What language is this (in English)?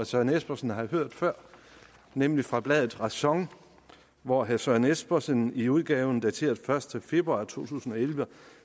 Danish